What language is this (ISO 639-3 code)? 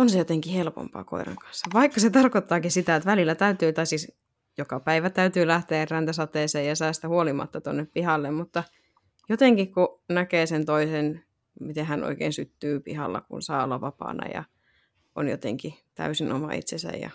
fin